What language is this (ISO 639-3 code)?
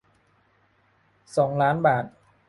tha